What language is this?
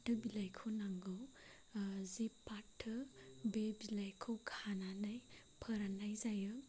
Bodo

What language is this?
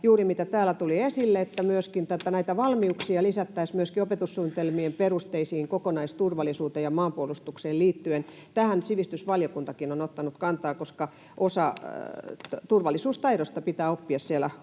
Finnish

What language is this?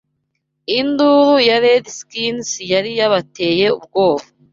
Kinyarwanda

